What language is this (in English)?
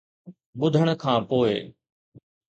Sindhi